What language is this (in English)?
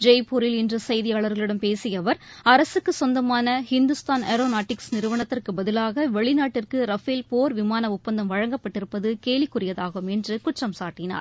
Tamil